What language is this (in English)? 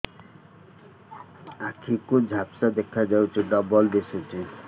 Odia